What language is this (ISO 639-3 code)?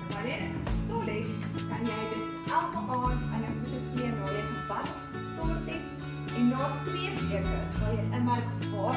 nld